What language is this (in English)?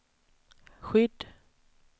Swedish